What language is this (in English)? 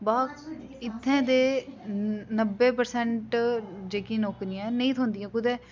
Dogri